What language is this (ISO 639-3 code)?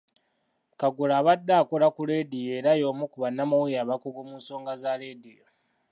lug